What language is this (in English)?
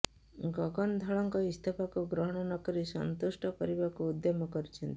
Odia